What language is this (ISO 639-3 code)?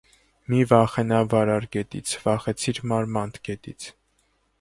hye